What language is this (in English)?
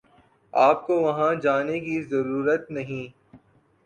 Urdu